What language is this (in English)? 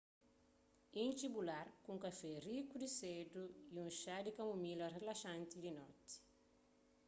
Kabuverdianu